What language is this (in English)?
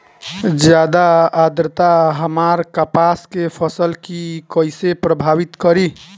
Bhojpuri